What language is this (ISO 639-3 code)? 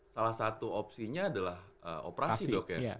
ind